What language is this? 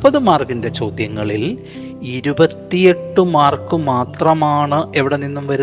Malayalam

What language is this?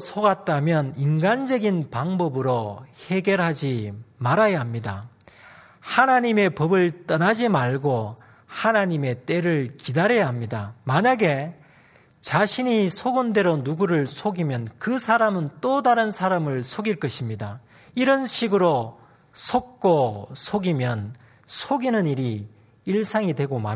Korean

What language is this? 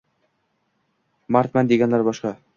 Uzbek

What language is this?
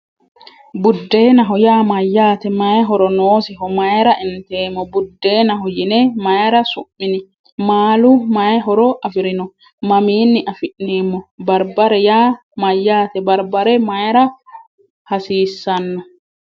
Sidamo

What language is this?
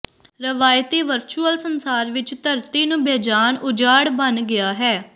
Punjabi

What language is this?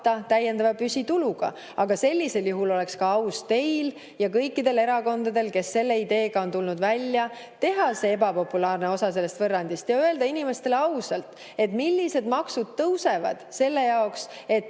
Estonian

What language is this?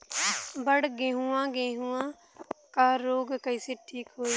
Bhojpuri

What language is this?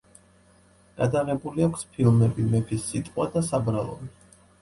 Georgian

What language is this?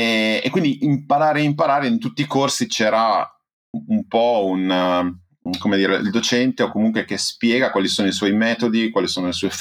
Italian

